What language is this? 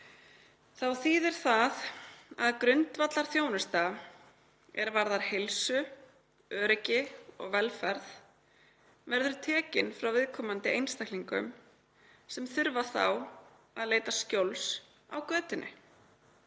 Icelandic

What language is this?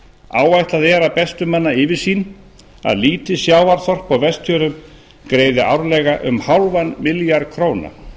Icelandic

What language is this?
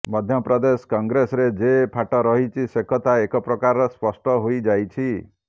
Odia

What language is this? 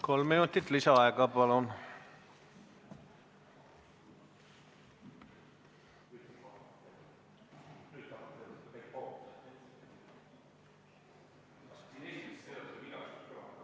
Estonian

